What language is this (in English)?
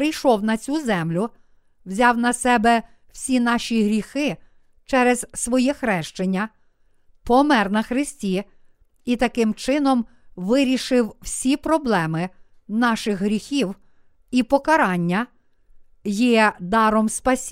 Ukrainian